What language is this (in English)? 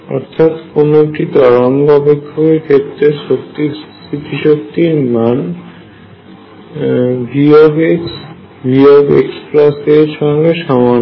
Bangla